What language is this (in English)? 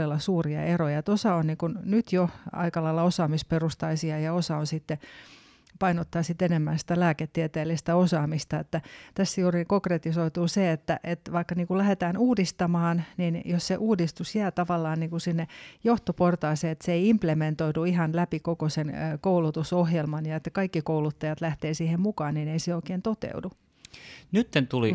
Finnish